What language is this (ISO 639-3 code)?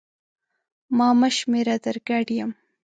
pus